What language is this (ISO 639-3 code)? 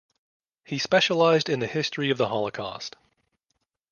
eng